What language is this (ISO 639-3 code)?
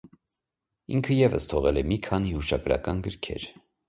hye